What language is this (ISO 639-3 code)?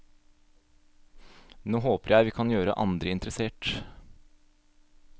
nor